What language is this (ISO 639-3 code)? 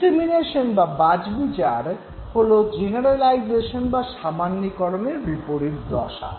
ben